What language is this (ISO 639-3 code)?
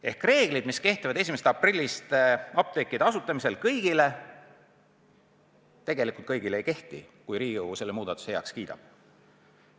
est